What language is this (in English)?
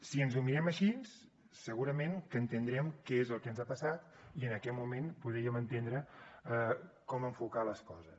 Catalan